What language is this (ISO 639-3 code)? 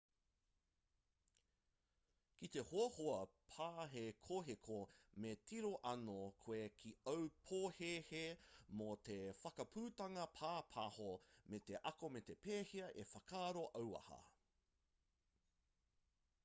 mri